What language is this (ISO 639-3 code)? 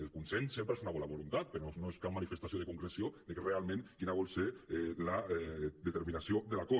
cat